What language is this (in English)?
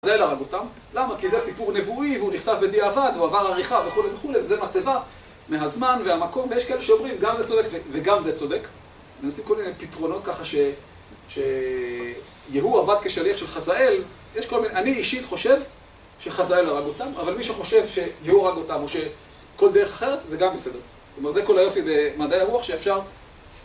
Hebrew